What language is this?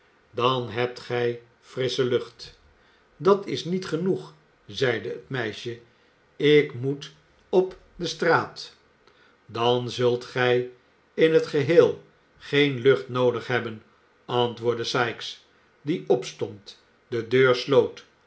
Dutch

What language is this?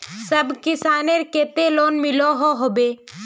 Magahi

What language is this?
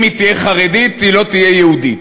Hebrew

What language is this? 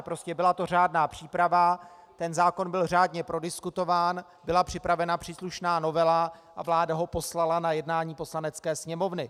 Czech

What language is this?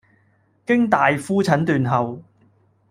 Cantonese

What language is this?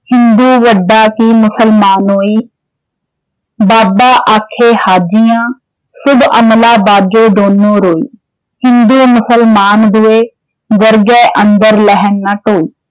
Punjabi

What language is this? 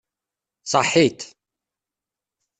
Kabyle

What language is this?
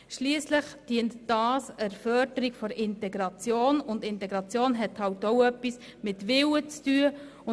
Swiss German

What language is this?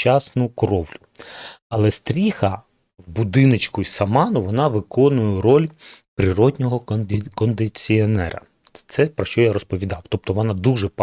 Ukrainian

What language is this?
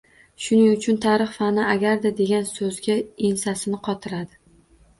Uzbek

